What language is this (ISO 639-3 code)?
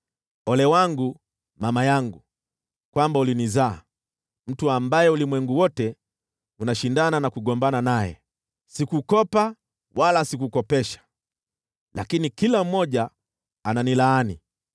swa